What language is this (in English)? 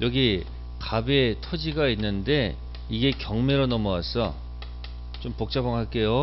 Korean